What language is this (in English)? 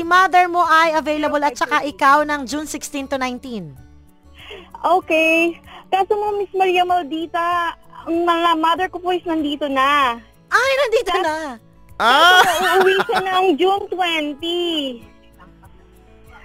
Filipino